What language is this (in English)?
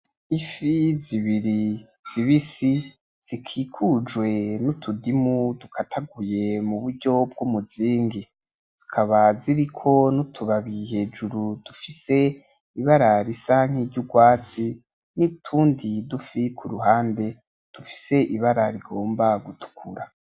Rundi